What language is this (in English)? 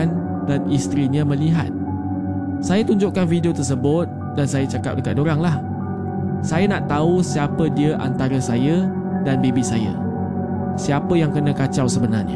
Malay